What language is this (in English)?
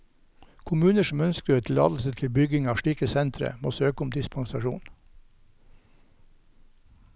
Norwegian